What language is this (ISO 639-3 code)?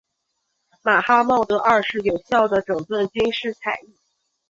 zho